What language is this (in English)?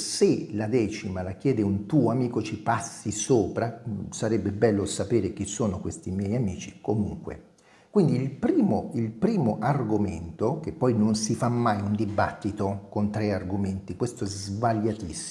Italian